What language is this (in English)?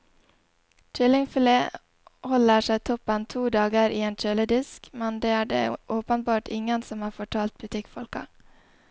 Norwegian